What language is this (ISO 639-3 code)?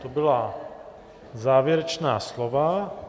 ces